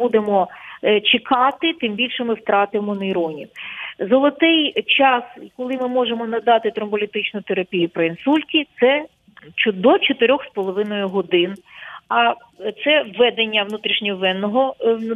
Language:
Ukrainian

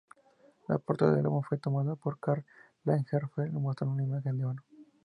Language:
Spanish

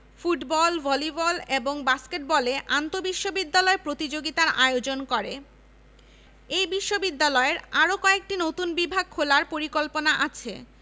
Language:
Bangla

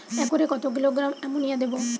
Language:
Bangla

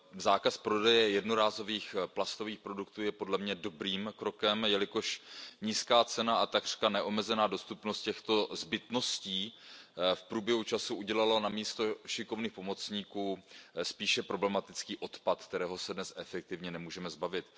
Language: Czech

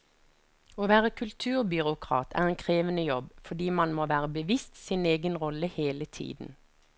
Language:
Norwegian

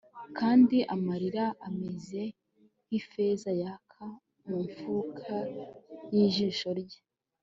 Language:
Kinyarwanda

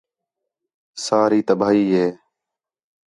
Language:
Khetrani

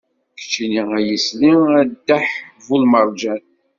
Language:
Kabyle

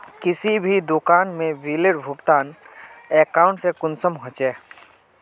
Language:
Magahi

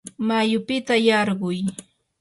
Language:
Yanahuanca Pasco Quechua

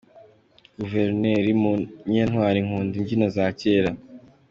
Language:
Kinyarwanda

